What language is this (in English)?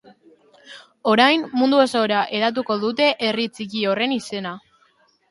Basque